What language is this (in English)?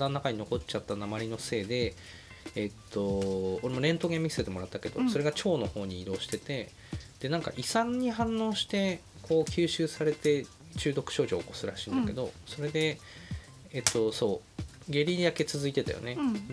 Japanese